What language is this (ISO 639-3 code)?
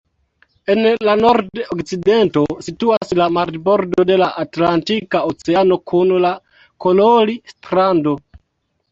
epo